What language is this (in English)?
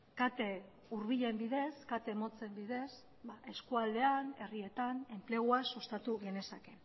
Basque